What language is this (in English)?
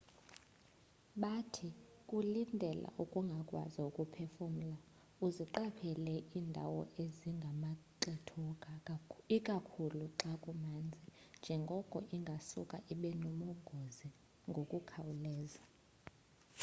Xhosa